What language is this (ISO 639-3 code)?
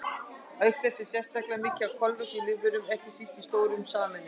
isl